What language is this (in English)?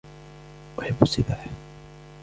Arabic